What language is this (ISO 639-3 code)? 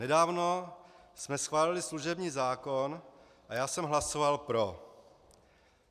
ces